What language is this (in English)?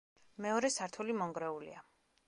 Georgian